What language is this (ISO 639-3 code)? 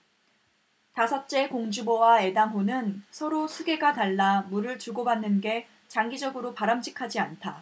kor